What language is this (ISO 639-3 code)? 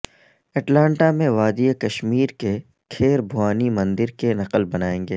urd